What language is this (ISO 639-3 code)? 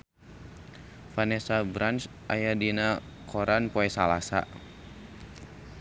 sun